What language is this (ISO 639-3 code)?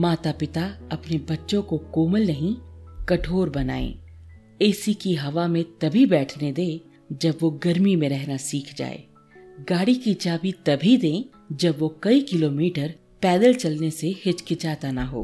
hin